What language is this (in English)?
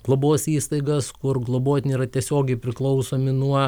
Lithuanian